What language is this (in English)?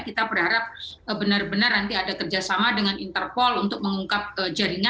Indonesian